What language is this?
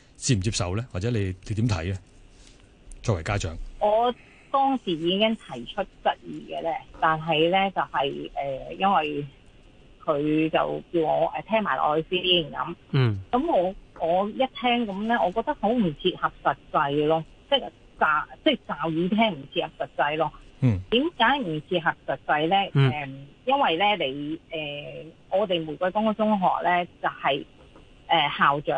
Chinese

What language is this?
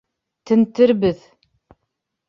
Bashkir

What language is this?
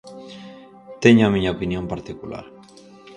Galician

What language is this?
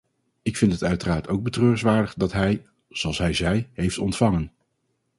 Dutch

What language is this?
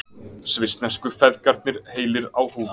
Icelandic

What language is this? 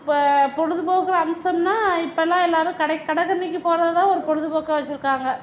Tamil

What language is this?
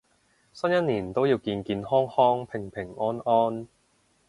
Cantonese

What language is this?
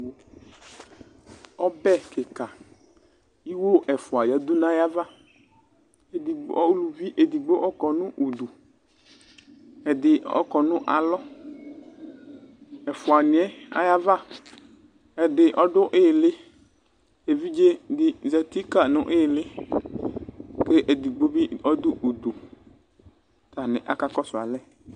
Ikposo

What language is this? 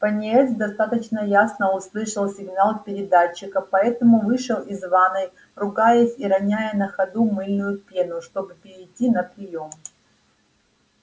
Russian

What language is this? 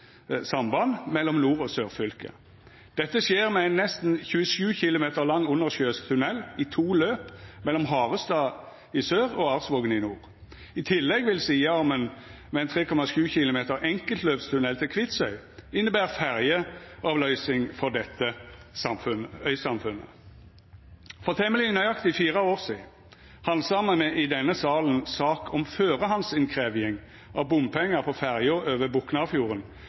Norwegian Nynorsk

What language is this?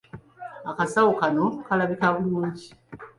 Ganda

